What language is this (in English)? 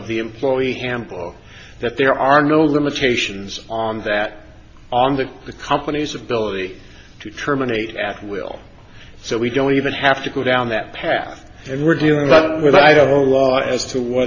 English